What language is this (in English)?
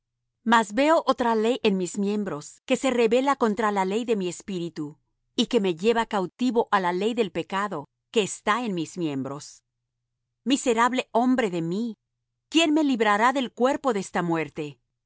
Spanish